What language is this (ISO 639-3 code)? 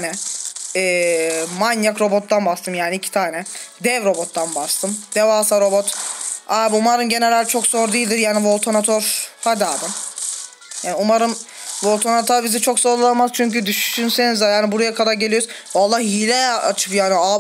tur